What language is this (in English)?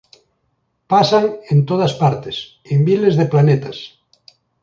Galician